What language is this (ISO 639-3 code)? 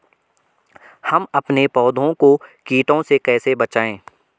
hin